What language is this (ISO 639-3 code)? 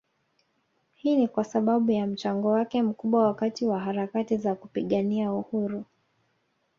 swa